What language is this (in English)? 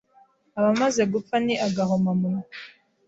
Kinyarwanda